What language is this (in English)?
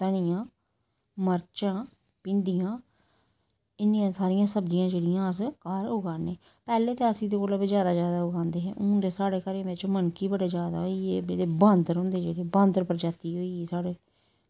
Dogri